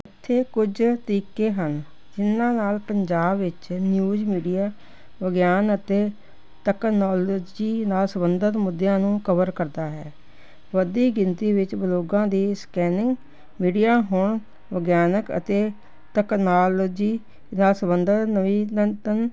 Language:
Punjabi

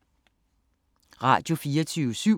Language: Danish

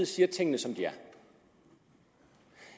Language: Danish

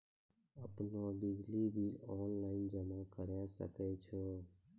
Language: Maithili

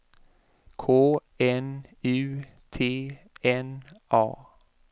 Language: Swedish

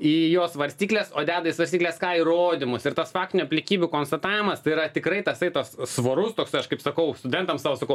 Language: Lithuanian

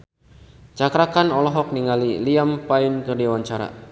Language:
Sundanese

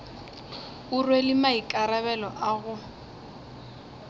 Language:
Northern Sotho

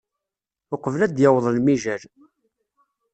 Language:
Kabyle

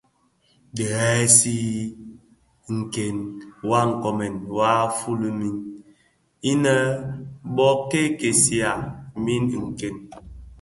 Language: Bafia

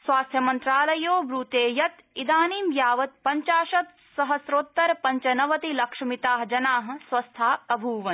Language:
Sanskrit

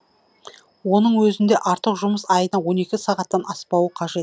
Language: Kazakh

